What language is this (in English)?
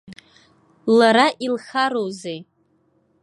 Abkhazian